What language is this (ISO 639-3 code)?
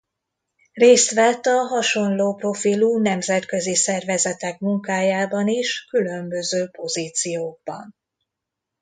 hun